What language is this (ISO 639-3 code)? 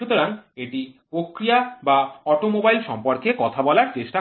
ben